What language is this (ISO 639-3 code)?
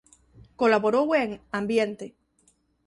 glg